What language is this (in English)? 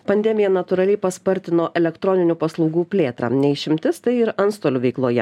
Lithuanian